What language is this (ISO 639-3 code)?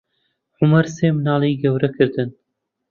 ckb